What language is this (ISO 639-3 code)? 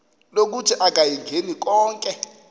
xho